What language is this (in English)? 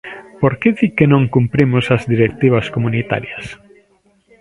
Galician